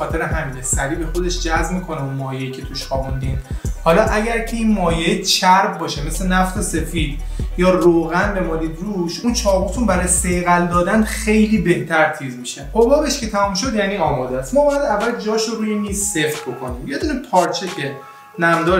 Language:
Persian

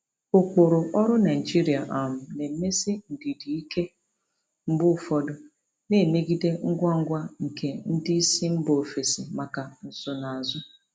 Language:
Igbo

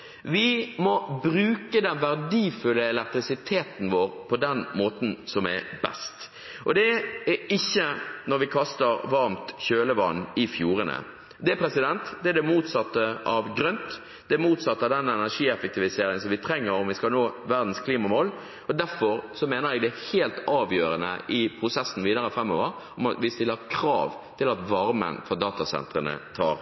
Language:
Norwegian Bokmål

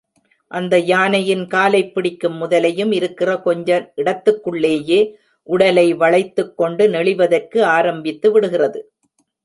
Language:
Tamil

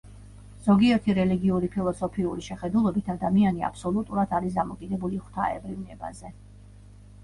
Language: Georgian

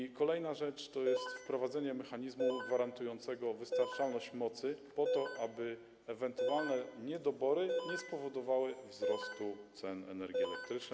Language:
Polish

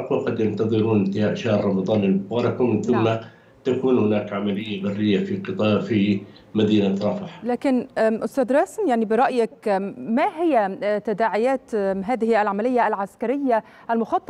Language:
Arabic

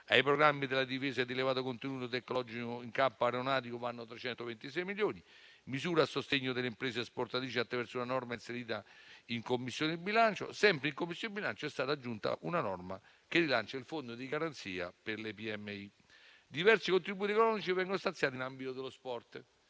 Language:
Italian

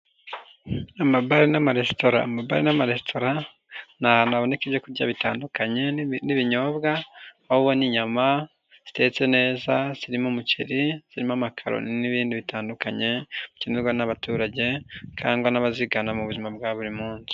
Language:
Kinyarwanda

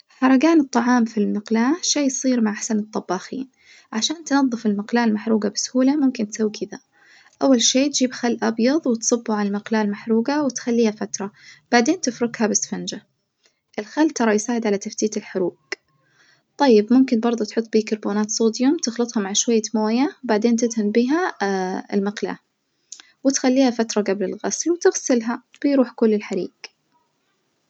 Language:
Najdi Arabic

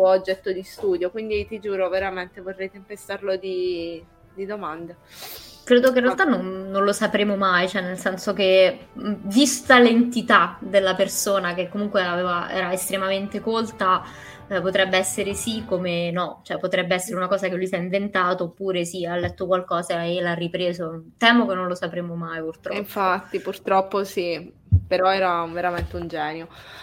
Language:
Italian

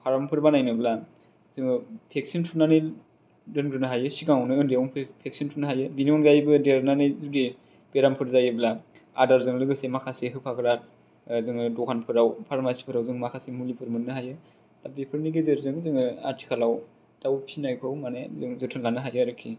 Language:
Bodo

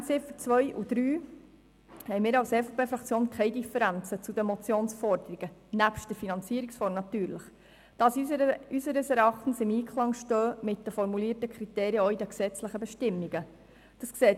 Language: Swiss German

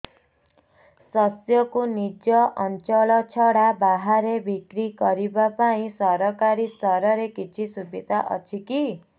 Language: Odia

